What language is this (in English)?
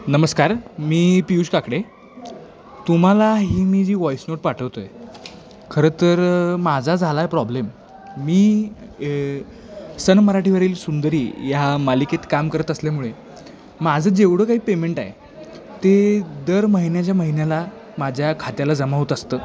Marathi